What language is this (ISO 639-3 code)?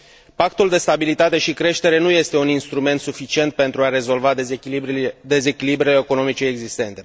ron